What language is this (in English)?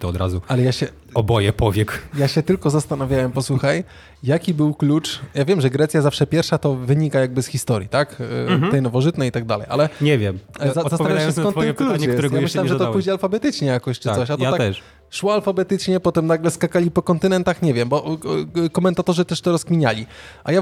Polish